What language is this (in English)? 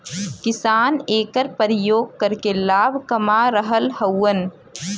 Bhojpuri